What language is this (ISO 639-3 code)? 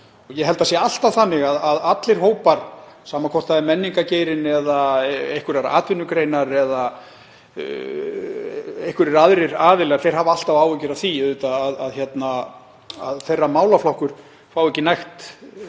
isl